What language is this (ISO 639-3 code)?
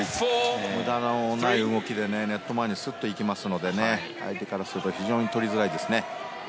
jpn